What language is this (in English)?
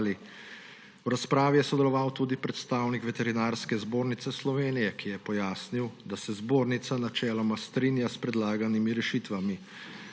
Slovenian